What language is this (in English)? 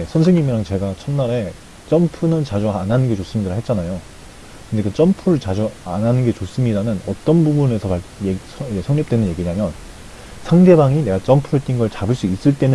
Korean